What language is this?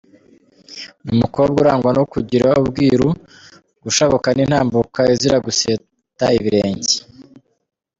Kinyarwanda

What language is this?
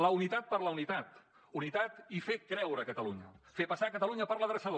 Catalan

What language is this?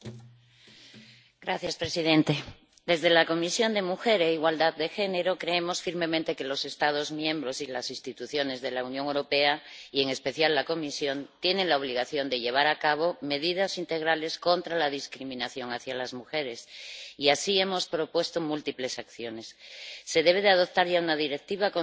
Spanish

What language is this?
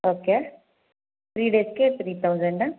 Kannada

